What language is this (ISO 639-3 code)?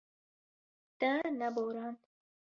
kur